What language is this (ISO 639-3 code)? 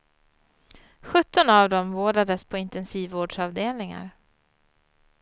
swe